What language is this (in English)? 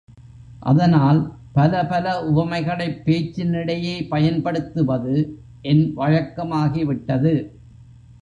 Tamil